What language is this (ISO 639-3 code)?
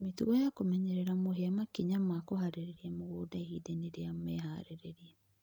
kik